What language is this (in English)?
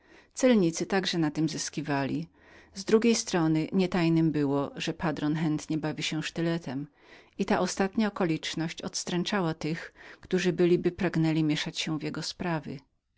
Polish